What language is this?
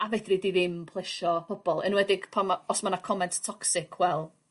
Welsh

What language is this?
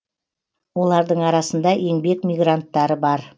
Kazakh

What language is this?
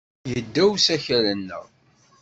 Kabyle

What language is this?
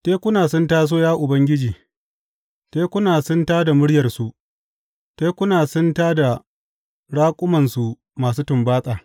Hausa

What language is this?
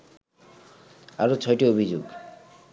Bangla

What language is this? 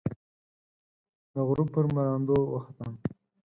Pashto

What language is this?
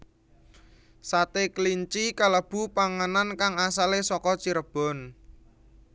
Javanese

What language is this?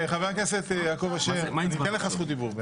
Hebrew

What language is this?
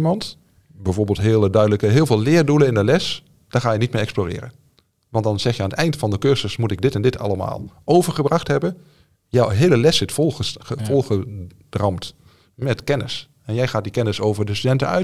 Dutch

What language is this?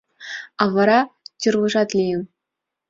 Mari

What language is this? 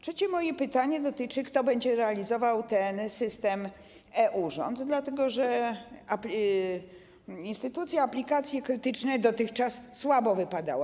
Polish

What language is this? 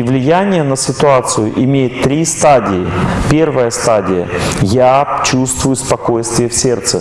Russian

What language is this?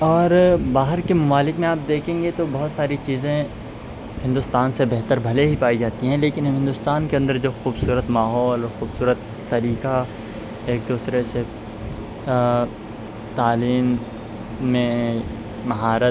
Urdu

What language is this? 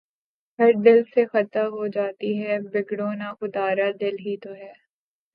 Urdu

